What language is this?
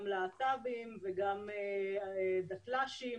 Hebrew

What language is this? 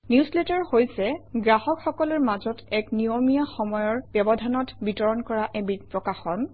Assamese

